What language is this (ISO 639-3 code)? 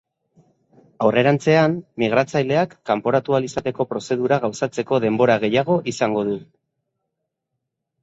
eus